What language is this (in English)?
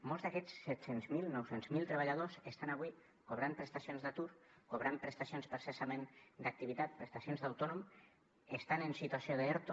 Catalan